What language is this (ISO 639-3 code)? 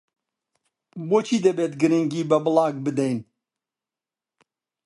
ckb